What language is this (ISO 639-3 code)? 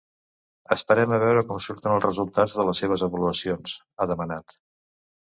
cat